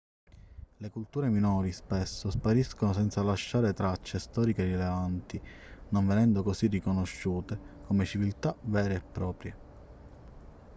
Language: Italian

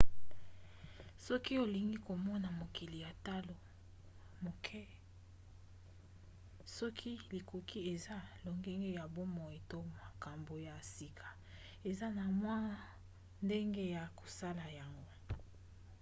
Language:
Lingala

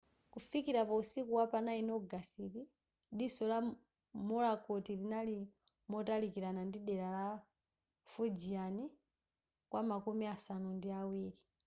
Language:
Nyanja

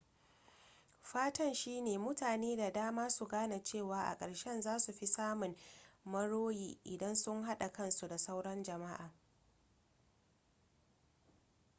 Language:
Hausa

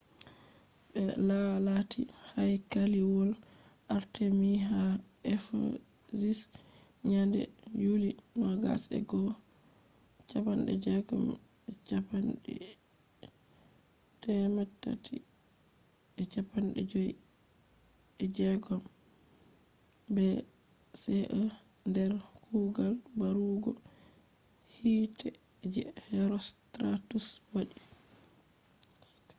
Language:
Fula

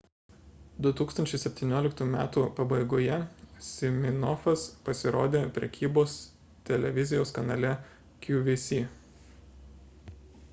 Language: Lithuanian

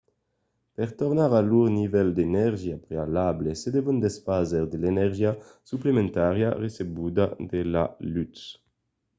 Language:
Occitan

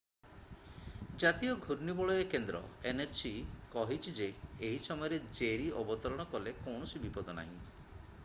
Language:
Odia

